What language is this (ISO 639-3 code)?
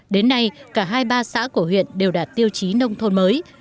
vie